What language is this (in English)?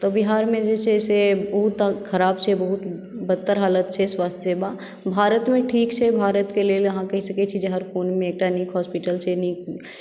Maithili